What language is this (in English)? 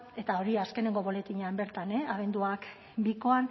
Basque